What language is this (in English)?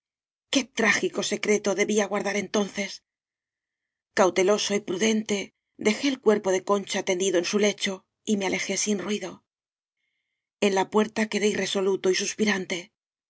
Spanish